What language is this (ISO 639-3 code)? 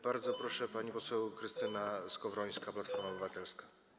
pol